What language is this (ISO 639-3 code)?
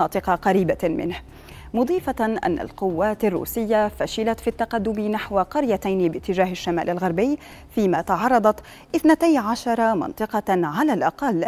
ara